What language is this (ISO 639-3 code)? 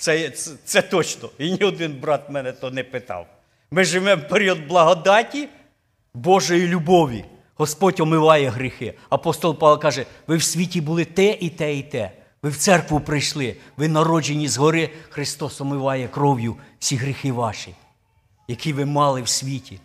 ukr